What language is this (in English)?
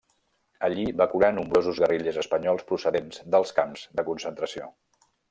Catalan